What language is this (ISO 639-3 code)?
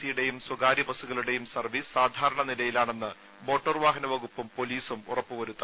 mal